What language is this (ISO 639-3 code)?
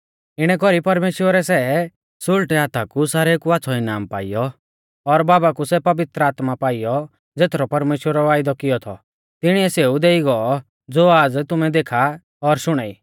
bfz